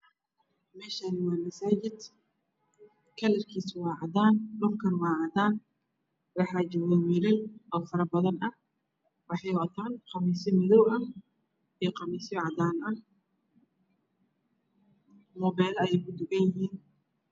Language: Somali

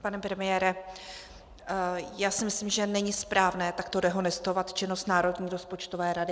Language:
Czech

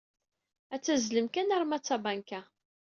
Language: Kabyle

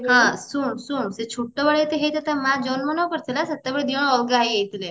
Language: Odia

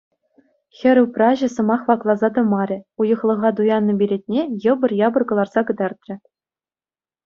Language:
Chuvash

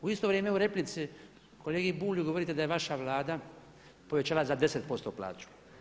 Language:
Croatian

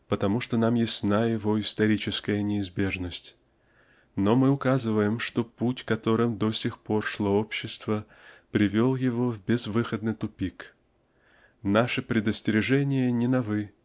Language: Russian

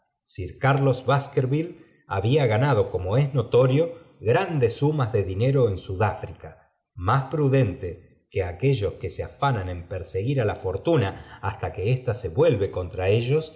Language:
Spanish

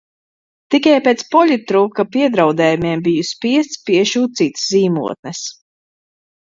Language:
Latvian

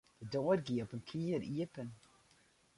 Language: Western Frisian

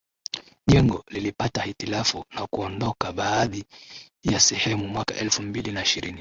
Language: Swahili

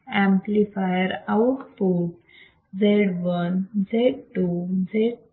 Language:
Marathi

